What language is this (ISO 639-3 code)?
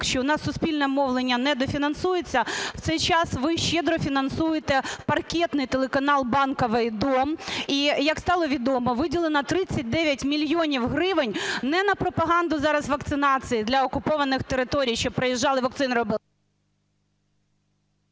ukr